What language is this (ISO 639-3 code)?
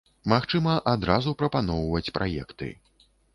bel